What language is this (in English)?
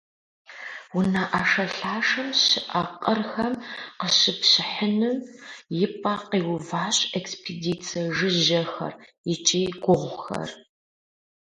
Kabardian